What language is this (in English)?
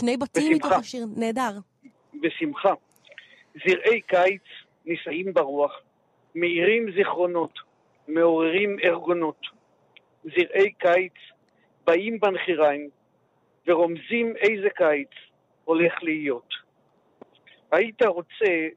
Hebrew